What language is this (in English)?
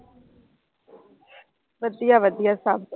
Punjabi